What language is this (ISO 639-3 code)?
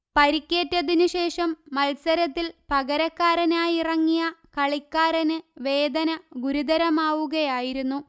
mal